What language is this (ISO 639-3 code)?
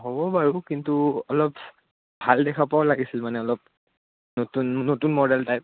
asm